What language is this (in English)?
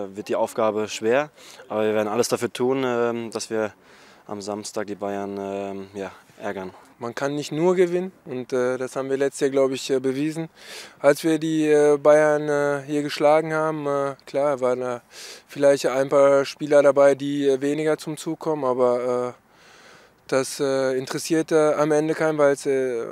German